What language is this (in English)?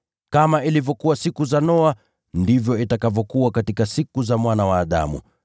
Swahili